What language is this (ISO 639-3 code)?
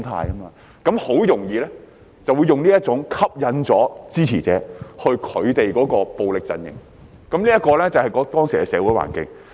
yue